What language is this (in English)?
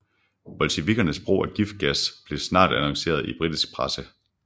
Danish